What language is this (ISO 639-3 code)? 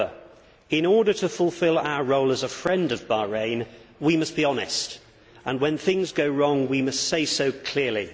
eng